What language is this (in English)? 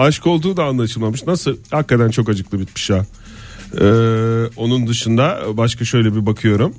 Turkish